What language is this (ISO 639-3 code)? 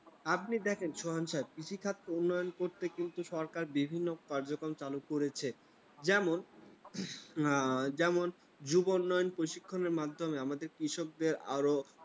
ben